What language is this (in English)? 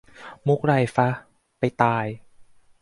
Thai